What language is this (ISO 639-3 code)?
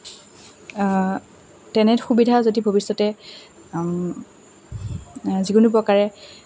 asm